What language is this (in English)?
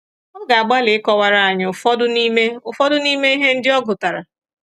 Igbo